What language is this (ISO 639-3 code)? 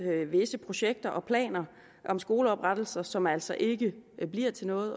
dan